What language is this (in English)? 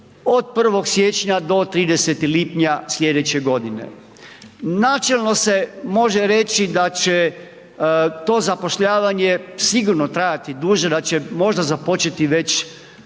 Croatian